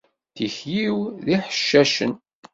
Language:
Kabyle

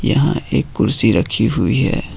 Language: Hindi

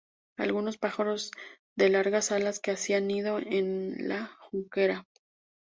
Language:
Spanish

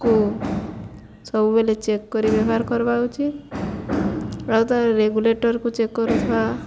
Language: Odia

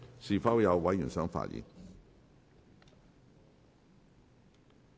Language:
Cantonese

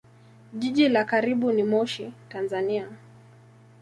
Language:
Swahili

